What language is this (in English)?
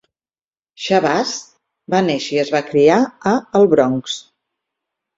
Catalan